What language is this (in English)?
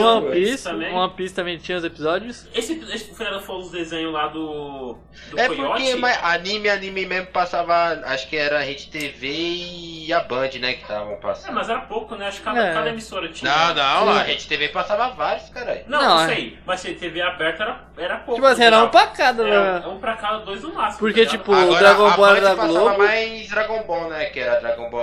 Portuguese